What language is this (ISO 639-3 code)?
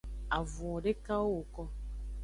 ajg